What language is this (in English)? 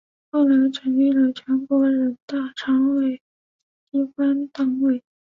Chinese